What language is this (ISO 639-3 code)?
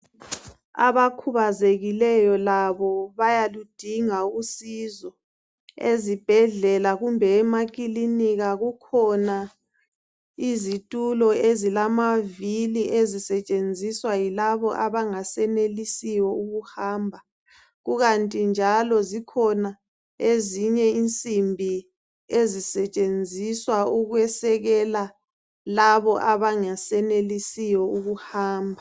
nde